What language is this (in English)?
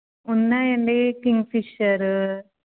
Telugu